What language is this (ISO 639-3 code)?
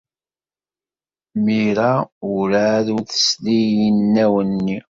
kab